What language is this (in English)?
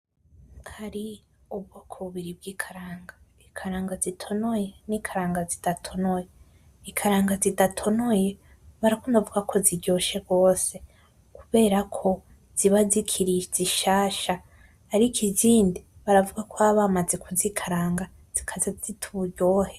Rundi